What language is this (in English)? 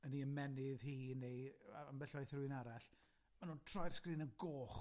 Welsh